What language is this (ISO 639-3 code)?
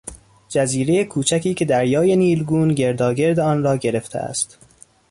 fas